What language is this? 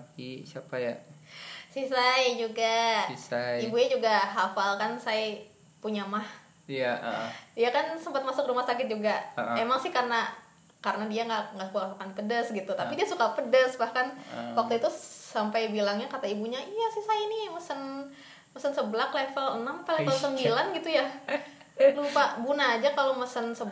Indonesian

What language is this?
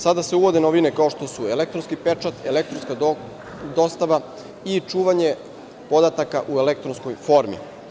Serbian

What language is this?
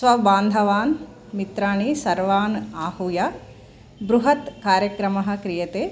Sanskrit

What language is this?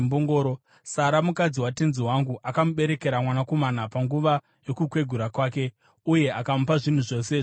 Shona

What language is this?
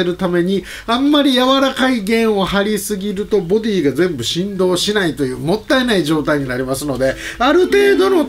Japanese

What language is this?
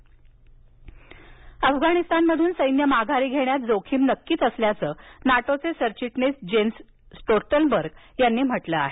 Marathi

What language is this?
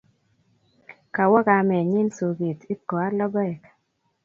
Kalenjin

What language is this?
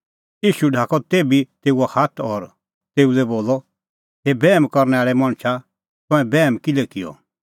Kullu Pahari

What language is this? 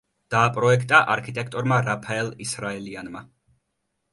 Georgian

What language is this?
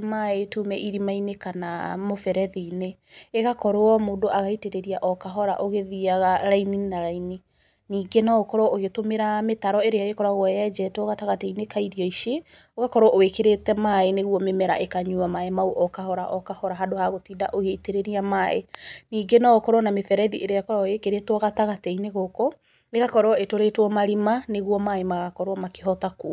Kikuyu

